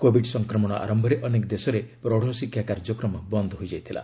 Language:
Odia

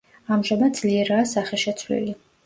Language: Georgian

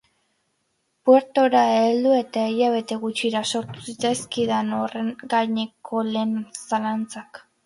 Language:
Basque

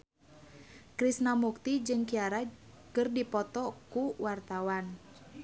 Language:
Sundanese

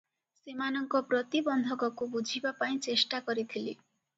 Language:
Odia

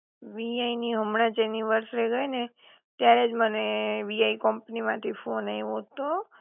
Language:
Gujarati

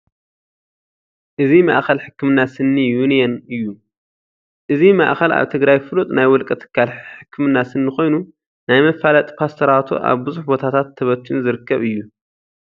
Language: Tigrinya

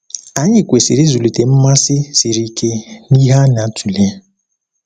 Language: Igbo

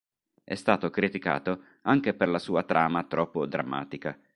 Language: Italian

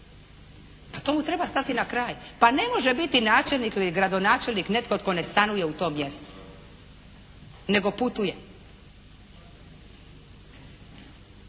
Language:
Croatian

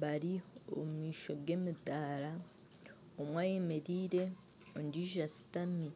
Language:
Nyankole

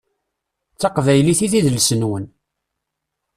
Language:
Kabyle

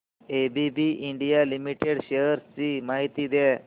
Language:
Marathi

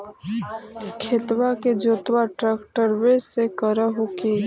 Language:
Magahi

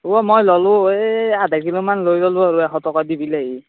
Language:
Assamese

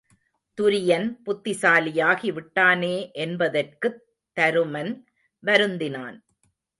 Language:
Tamil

